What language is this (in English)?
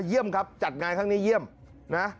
Thai